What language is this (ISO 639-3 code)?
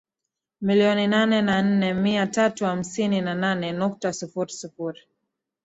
swa